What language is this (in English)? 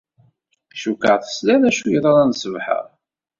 Kabyle